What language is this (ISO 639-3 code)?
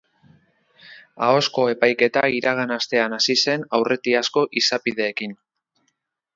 eus